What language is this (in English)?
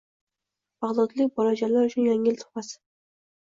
Uzbek